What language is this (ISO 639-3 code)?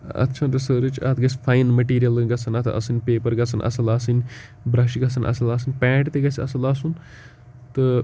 kas